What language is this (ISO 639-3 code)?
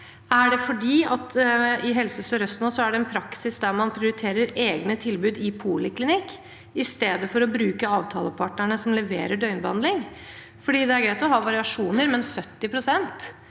nor